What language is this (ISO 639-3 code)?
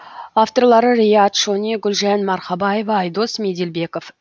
kaz